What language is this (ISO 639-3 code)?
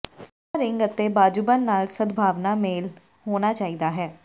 pan